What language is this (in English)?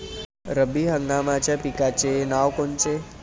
Marathi